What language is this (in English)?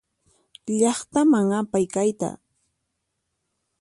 Puno Quechua